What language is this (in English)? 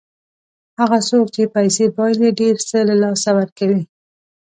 Pashto